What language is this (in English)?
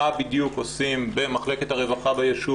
Hebrew